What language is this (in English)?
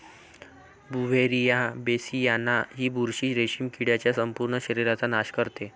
Marathi